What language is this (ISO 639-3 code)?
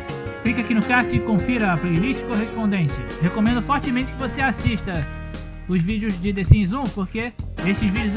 por